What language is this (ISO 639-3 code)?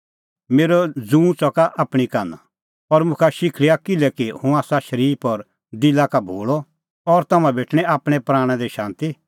kfx